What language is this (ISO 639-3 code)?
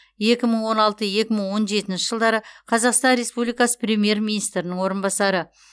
kaz